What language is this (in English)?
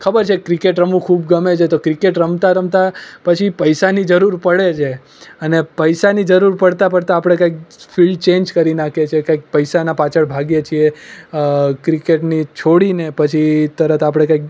Gujarati